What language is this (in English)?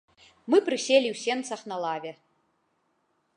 Belarusian